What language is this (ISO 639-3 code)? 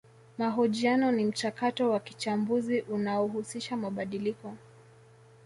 swa